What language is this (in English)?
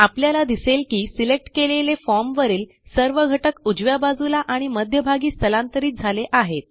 Marathi